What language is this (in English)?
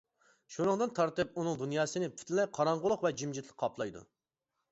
Uyghur